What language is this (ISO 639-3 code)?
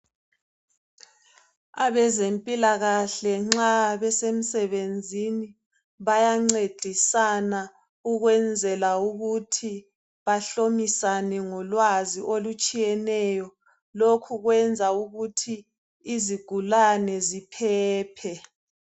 nde